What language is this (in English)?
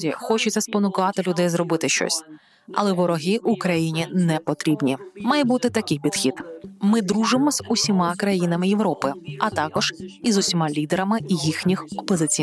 Ukrainian